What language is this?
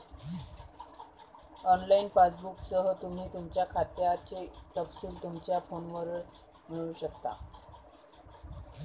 Marathi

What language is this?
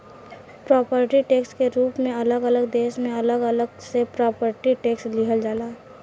Bhojpuri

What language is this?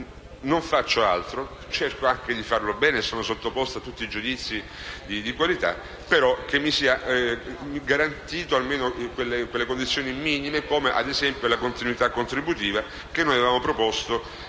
Italian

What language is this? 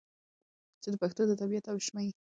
Pashto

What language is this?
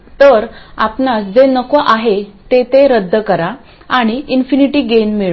Marathi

